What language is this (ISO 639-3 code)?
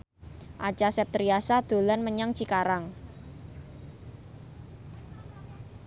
jav